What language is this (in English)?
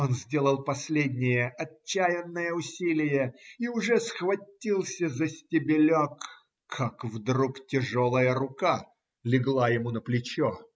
Russian